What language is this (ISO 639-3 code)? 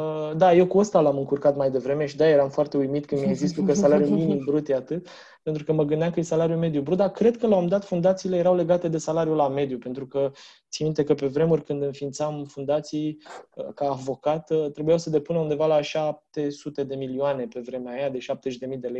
ron